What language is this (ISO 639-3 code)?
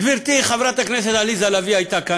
heb